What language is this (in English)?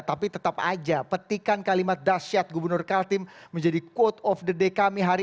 Indonesian